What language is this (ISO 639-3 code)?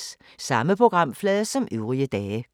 dan